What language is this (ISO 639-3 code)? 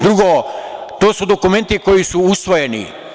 srp